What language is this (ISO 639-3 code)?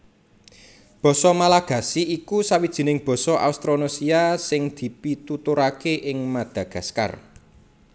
jav